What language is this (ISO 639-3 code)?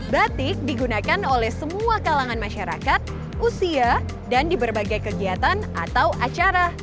ind